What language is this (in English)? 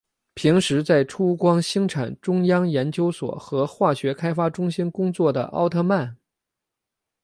Chinese